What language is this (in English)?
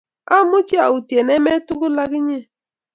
Kalenjin